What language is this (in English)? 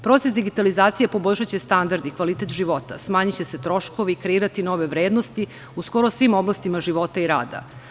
Serbian